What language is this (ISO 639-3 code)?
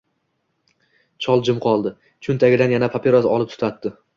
uzb